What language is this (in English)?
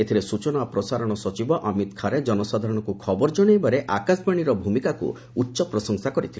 Odia